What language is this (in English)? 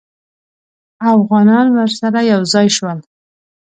Pashto